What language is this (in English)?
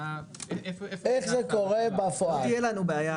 Hebrew